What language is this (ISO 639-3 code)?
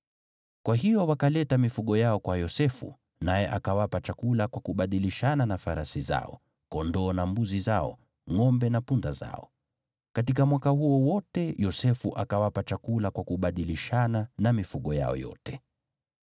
swa